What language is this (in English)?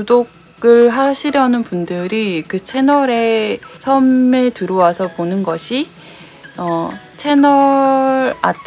Korean